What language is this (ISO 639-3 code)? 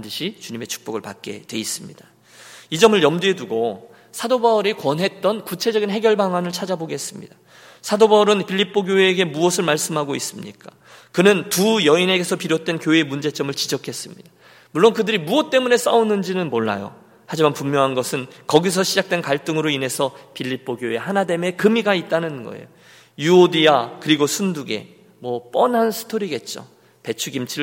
kor